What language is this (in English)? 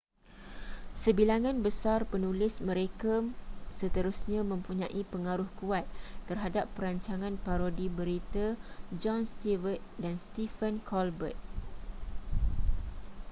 Malay